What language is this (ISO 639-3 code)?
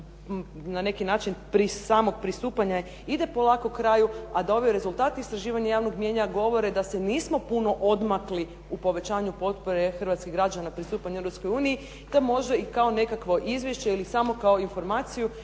hrv